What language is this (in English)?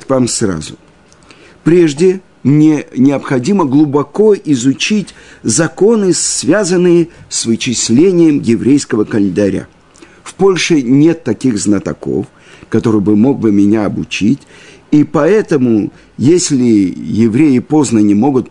Russian